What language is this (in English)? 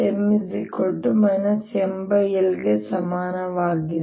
Kannada